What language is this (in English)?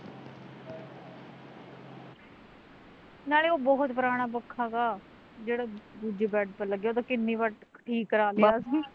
Punjabi